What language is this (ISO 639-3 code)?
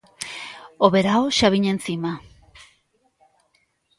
glg